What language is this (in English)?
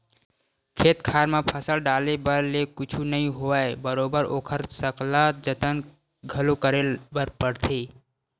Chhattisgarhi